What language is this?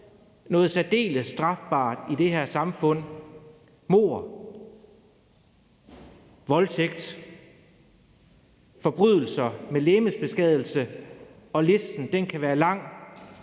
Danish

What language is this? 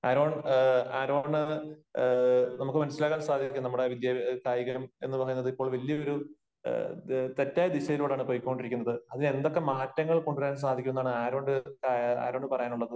Malayalam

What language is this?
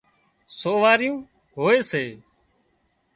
Wadiyara Koli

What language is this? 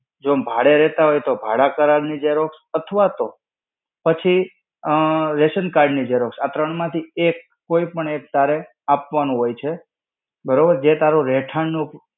Gujarati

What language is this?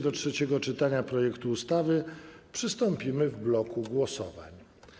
Polish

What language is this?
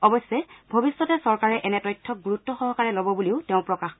Assamese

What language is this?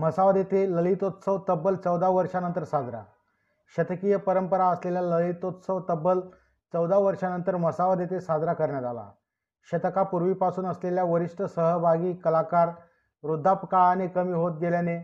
Marathi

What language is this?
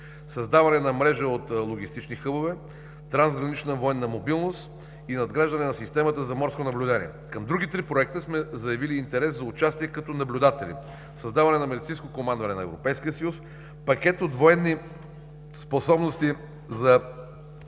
Bulgarian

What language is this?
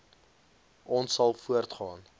Afrikaans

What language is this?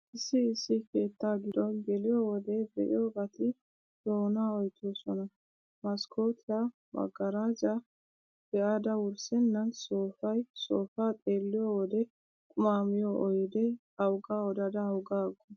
Wolaytta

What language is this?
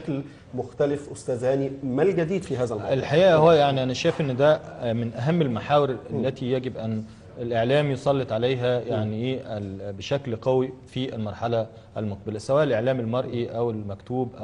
Arabic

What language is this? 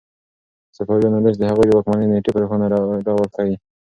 Pashto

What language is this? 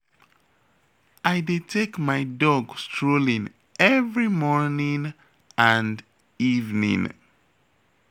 Nigerian Pidgin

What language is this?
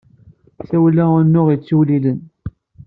Kabyle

